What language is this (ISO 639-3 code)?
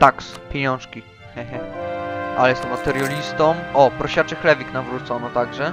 pol